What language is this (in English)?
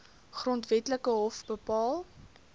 Afrikaans